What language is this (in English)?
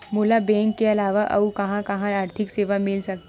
Chhattisgarhi